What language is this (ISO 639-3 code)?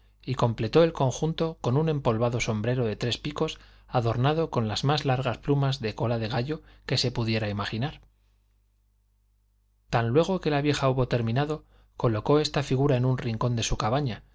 spa